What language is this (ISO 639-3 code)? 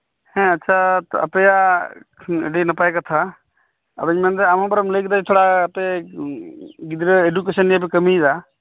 sat